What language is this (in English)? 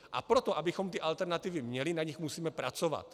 Czech